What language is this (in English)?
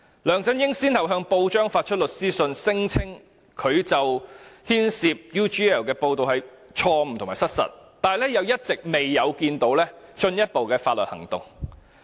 Cantonese